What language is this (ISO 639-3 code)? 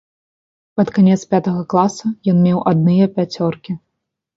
bel